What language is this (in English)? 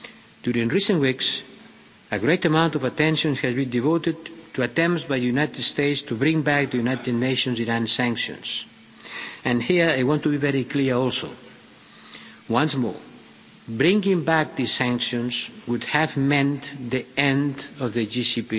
English